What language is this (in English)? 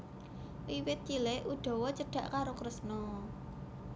Javanese